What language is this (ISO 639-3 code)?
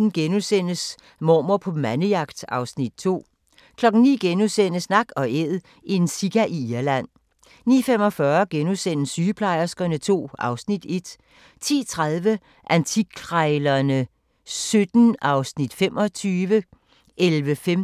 dan